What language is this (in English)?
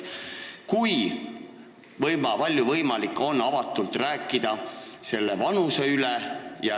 Estonian